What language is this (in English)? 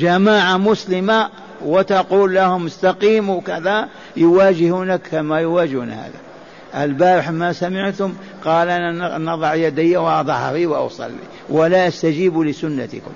Arabic